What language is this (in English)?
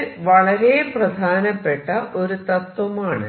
Malayalam